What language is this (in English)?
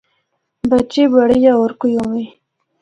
Northern Hindko